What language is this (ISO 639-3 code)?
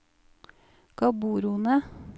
nor